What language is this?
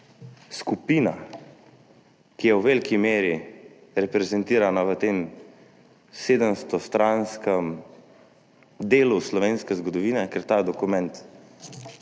Slovenian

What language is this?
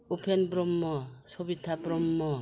Bodo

